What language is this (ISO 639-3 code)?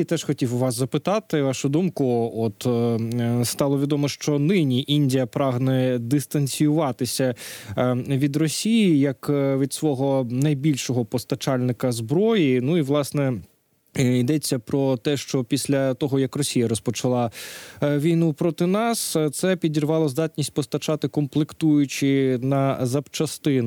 ukr